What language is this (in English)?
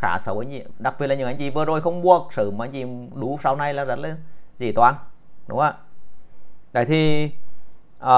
Vietnamese